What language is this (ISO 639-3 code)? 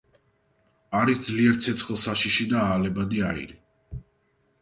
kat